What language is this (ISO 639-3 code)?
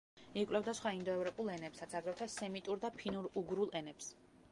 kat